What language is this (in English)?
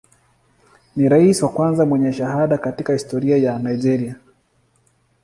Swahili